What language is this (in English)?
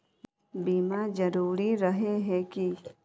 Magahi